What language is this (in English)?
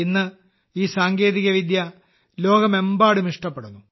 Malayalam